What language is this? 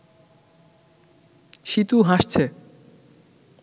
Bangla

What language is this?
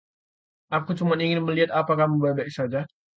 Indonesian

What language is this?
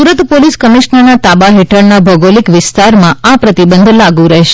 Gujarati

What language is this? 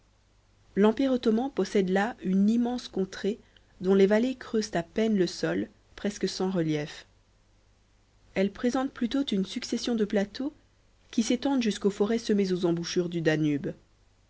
French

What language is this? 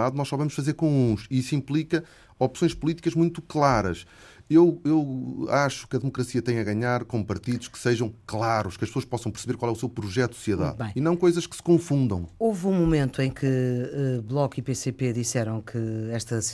Portuguese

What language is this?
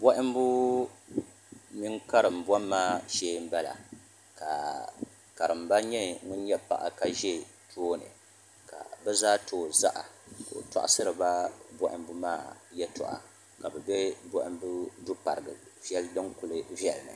Dagbani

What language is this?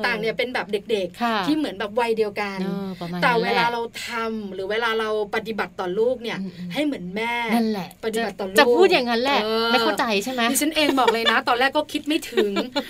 Thai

